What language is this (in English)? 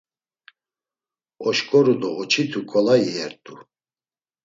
Laz